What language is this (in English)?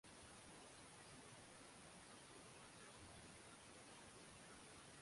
Swahili